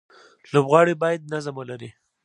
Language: Pashto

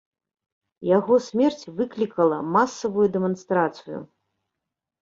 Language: Belarusian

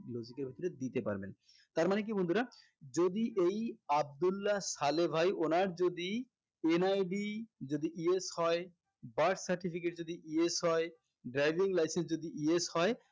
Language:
Bangla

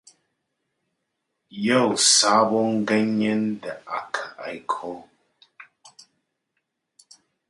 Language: Hausa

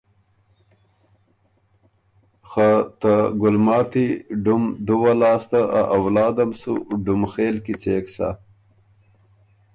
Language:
Ormuri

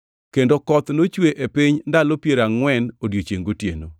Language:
Luo (Kenya and Tanzania)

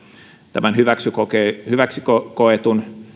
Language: Finnish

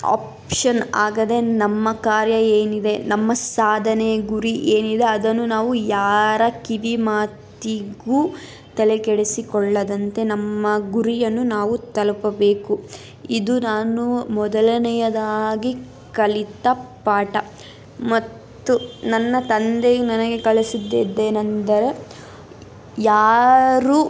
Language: Kannada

